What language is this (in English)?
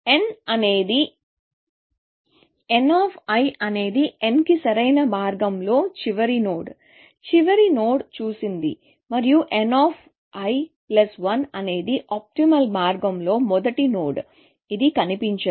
Telugu